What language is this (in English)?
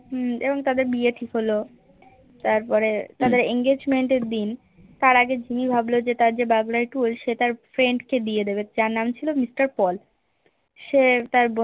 Bangla